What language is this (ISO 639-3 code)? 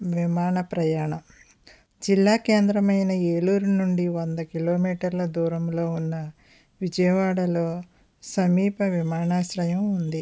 tel